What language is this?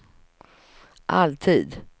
Swedish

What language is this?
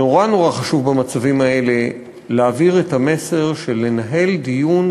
Hebrew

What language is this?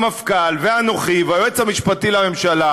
Hebrew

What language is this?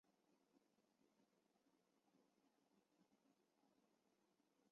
Chinese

